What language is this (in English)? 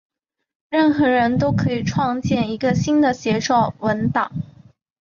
Chinese